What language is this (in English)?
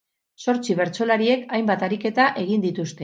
Basque